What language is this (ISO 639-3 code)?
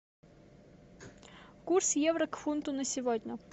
rus